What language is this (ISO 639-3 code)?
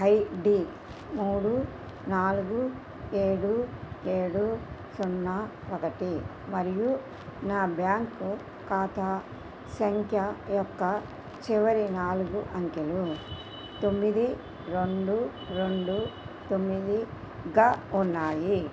tel